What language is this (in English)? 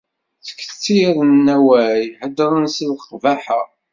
Kabyle